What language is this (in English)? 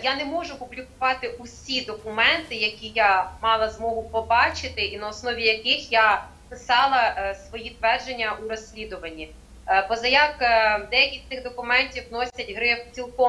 Ukrainian